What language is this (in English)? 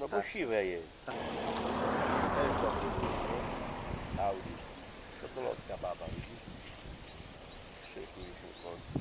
Polish